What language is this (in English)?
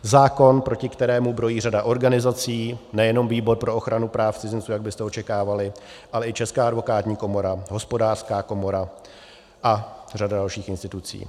Czech